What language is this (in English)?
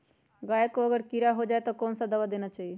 Magahi